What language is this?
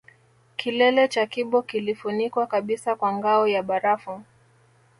Swahili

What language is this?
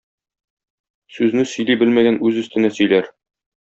Tatar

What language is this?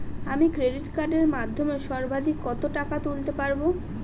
Bangla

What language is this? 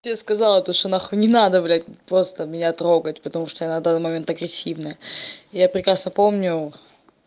Russian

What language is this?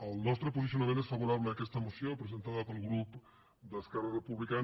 Catalan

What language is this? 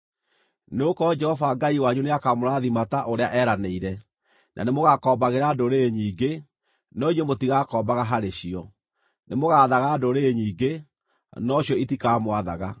Kikuyu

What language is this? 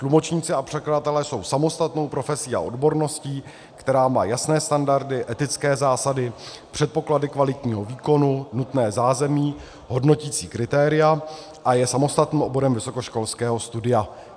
Czech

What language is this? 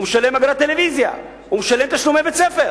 Hebrew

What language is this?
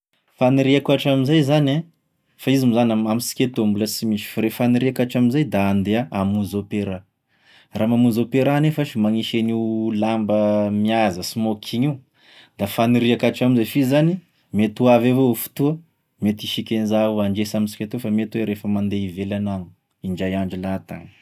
Tesaka Malagasy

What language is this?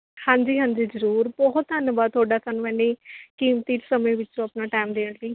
Punjabi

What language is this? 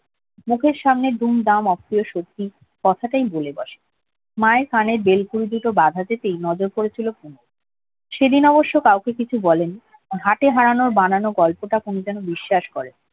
Bangla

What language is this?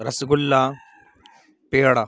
Urdu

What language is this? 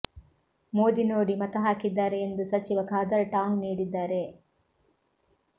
Kannada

